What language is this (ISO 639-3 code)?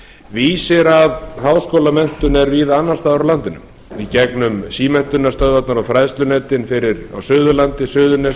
isl